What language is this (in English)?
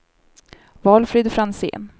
Swedish